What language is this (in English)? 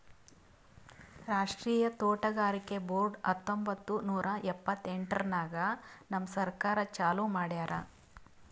Kannada